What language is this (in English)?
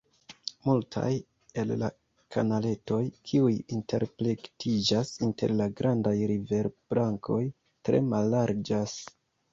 Esperanto